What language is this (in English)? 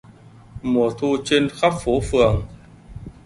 Vietnamese